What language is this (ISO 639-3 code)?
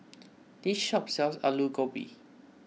eng